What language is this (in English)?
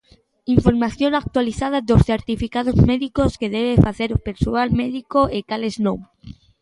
Galician